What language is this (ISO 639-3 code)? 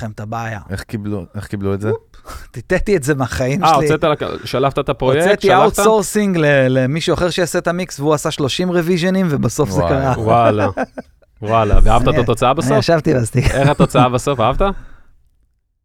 heb